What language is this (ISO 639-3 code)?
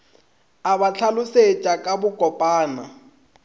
nso